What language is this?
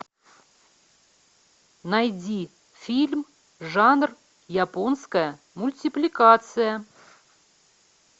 Russian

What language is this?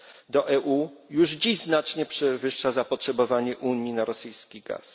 Polish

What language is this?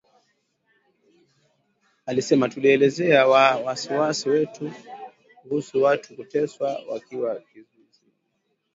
Swahili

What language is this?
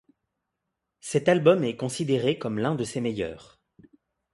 French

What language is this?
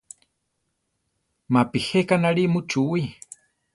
Central Tarahumara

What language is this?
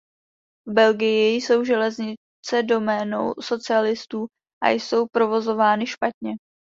Czech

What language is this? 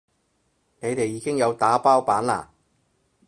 Cantonese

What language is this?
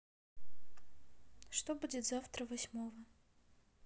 Russian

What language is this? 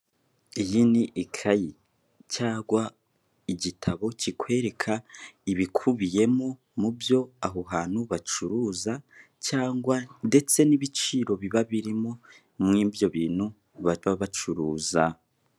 Kinyarwanda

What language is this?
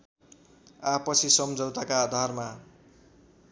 Nepali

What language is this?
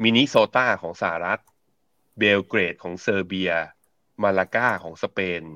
Thai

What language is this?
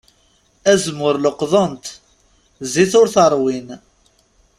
Kabyle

